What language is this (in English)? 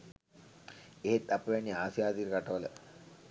Sinhala